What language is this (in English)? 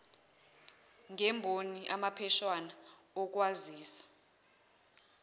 Zulu